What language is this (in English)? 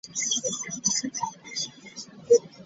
Ganda